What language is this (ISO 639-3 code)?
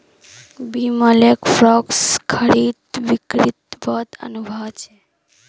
mag